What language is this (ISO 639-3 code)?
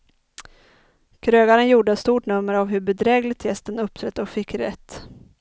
swe